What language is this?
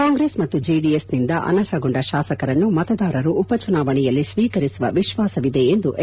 Kannada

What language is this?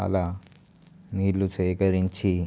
Telugu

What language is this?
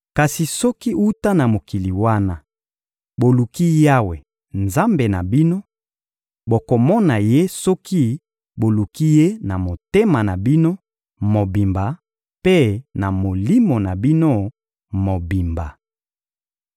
Lingala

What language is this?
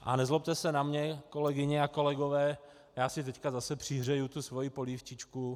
Czech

